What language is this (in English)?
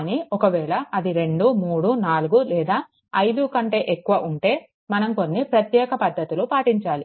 Telugu